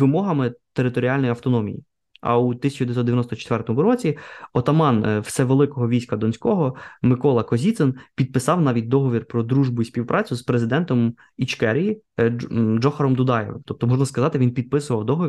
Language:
Ukrainian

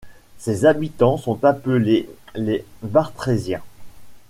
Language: French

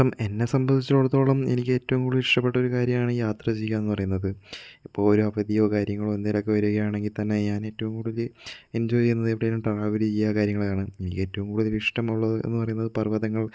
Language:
Malayalam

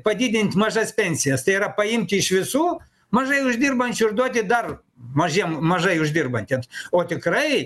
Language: Lithuanian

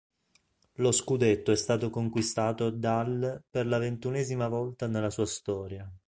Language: Italian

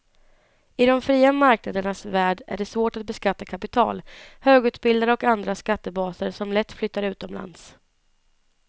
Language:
Swedish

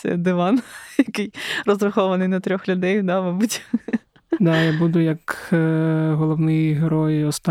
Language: Ukrainian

